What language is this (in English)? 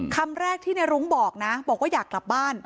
Thai